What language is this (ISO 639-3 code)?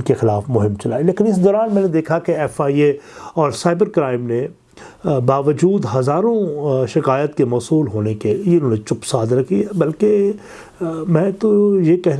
urd